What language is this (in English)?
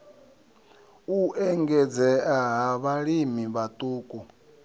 Venda